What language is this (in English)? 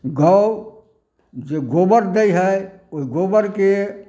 Maithili